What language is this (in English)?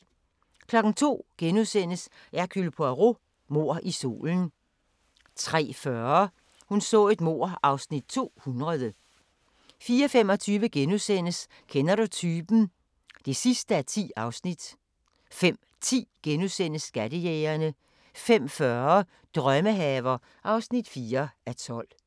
Danish